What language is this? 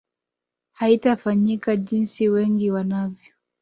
Swahili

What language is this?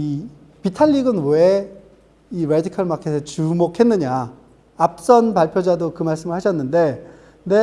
Korean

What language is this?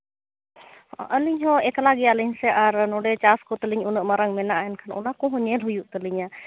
Santali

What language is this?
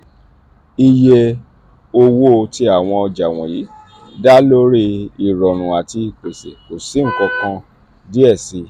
Yoruba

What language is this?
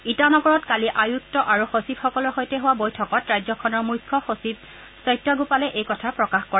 Assamese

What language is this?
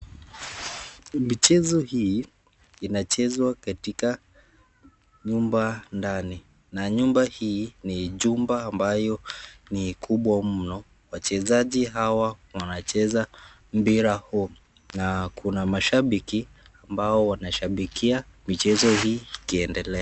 Swahili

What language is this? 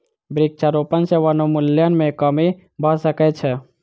Maithili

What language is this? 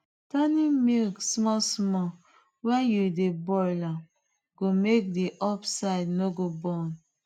Nigerian Pidgin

